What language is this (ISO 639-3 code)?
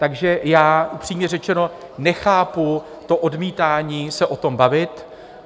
ces